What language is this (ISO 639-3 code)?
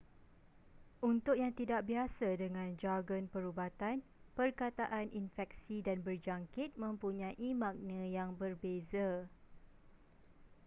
msa